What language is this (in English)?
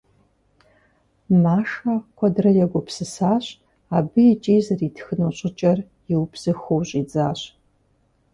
Kabardian